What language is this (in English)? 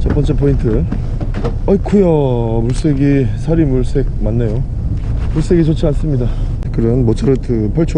Korean